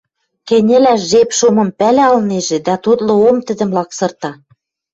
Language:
Western Mari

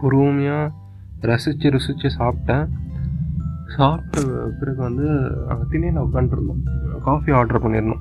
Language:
Tamil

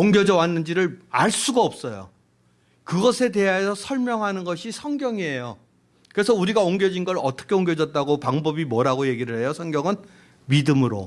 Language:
Korean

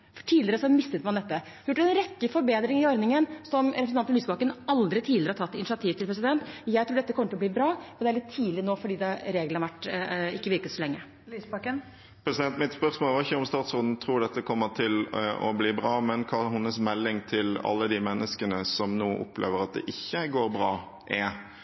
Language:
Norwegian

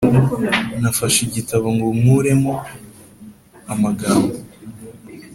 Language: Kinyarwanda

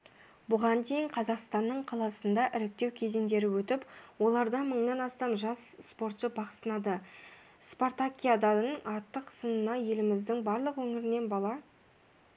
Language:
Kazakh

